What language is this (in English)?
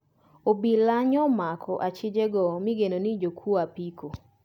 Luo (Kenya and Tanzania)